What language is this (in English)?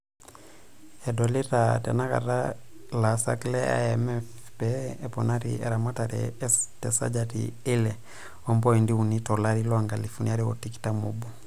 Masai